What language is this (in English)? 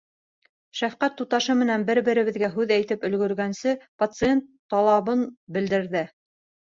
Bashkir